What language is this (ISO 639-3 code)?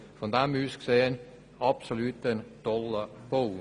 gsw